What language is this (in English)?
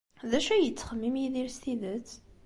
Kabyle